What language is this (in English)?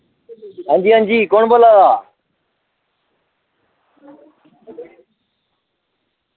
Dogri